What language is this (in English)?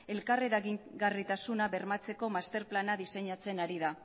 Basque